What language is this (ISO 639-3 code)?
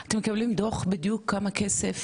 heb